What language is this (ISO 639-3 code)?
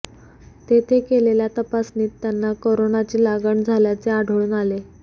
mar